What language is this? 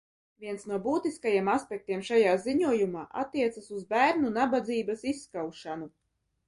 Latvian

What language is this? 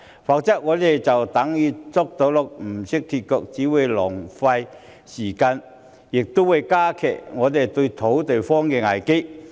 Cantonese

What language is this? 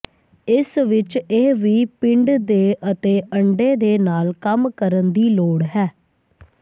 Punjabi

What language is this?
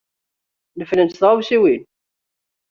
Kabyle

